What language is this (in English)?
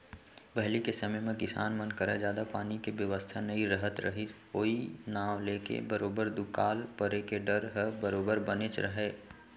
Chhattisgarhi